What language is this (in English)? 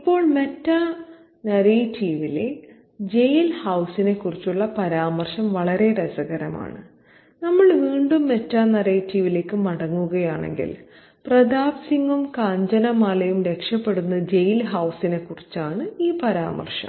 Malayalam